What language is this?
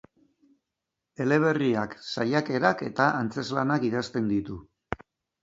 Basque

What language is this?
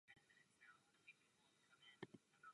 Czech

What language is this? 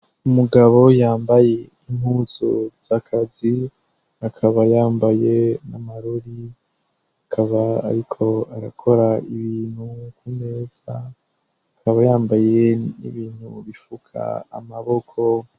Rundi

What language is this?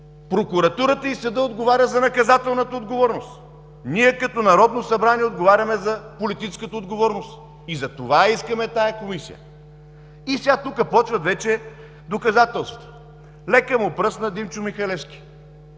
Bulgarian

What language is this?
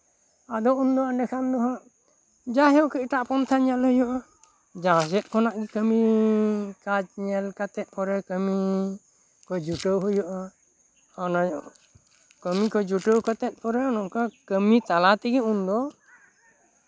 Santali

